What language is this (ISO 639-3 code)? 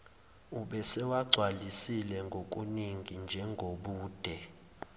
zul